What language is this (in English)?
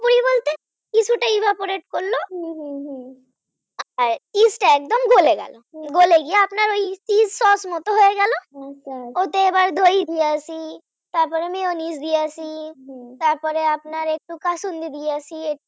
Bangla